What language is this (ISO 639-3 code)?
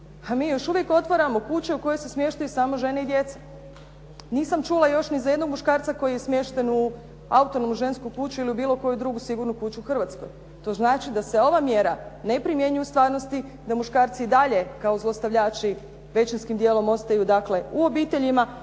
hrv